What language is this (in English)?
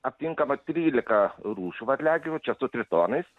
Lithuanian